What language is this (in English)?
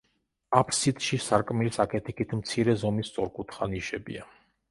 Georgian